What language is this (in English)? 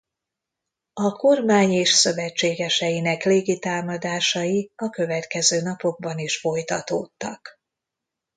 Hungarian